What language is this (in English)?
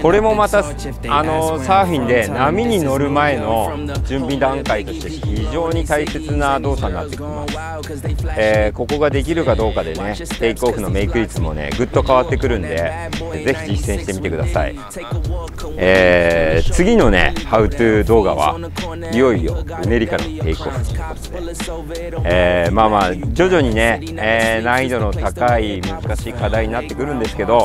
Japanese